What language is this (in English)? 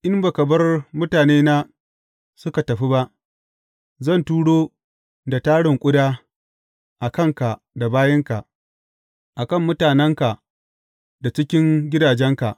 Hausa